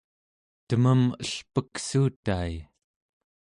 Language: Central Yupik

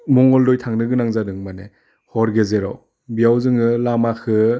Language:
Bodo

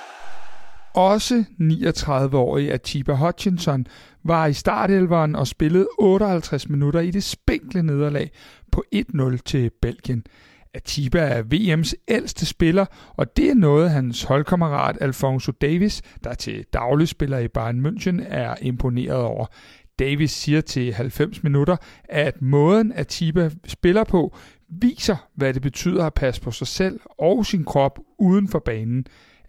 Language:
Danish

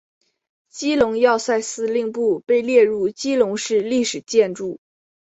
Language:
Chinese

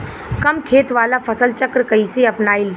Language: Bhojpuri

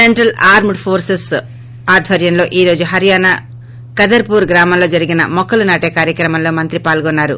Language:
Telugu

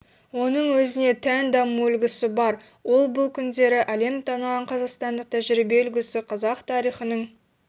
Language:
Kazakh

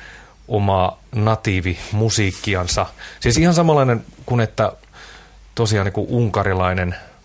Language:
Finnish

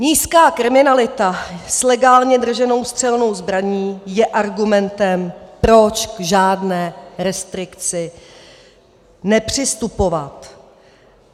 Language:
Czech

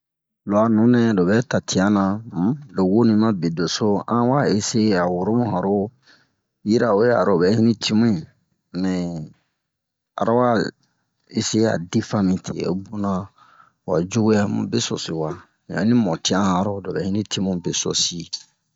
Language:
Bomu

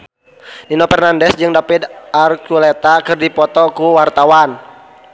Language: Sundanese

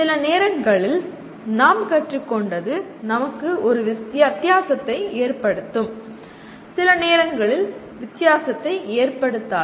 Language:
Tamil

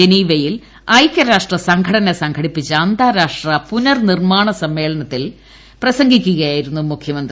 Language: Malayalam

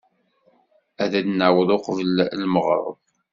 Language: Kabyle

